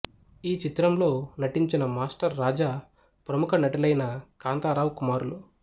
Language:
Telugu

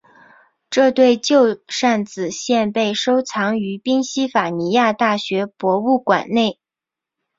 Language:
Chinese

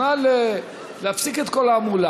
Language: Hebrew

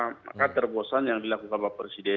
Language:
Indonesian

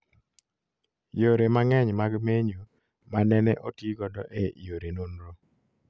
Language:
Luo (Kenya and Tanzania)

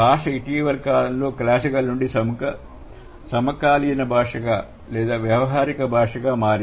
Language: Telugu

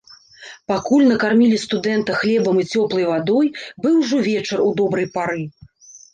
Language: Belarusian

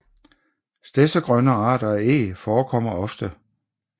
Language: Danish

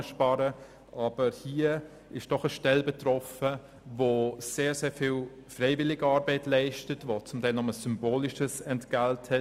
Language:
Swiss German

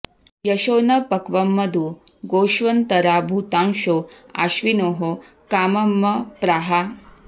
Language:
Sanskrit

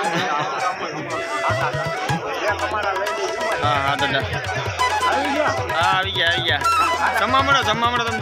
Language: Korean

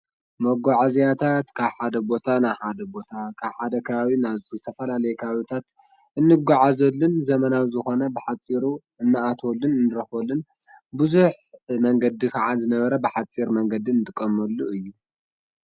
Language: Tigrinya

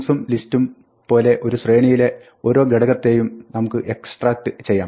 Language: Malayalam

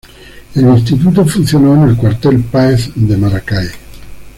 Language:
Spanish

